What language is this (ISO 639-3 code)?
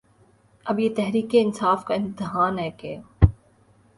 urd